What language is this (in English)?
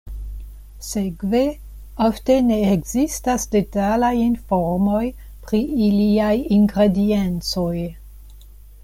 Esperanto